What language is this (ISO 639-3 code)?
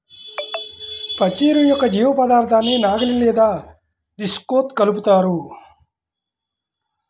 tel